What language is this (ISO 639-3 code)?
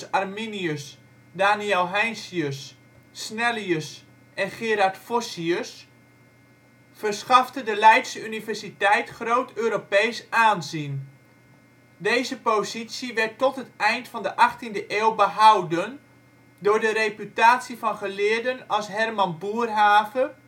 nld